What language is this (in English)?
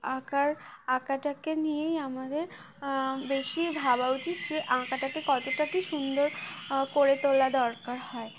Bangla